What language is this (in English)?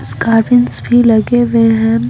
Hindi